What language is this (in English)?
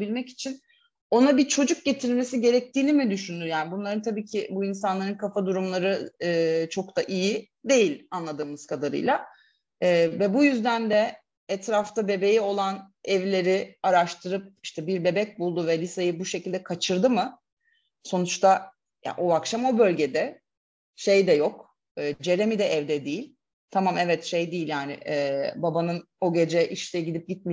Turkish